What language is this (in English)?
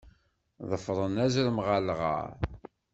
Kabyle